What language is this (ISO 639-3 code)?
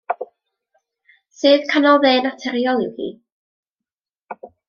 cym